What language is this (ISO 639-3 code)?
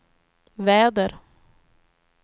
swe